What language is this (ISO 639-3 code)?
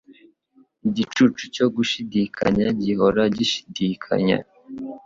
kin